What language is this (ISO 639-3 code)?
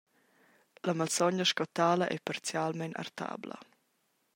roh